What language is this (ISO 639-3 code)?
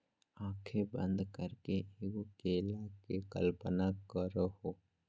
mag